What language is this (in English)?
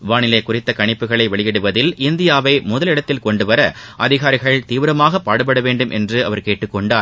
Tamil